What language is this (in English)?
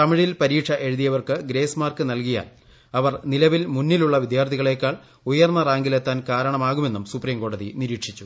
Malayalam